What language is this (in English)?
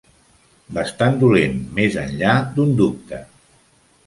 Catalan